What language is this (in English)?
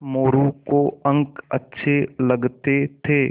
Hindi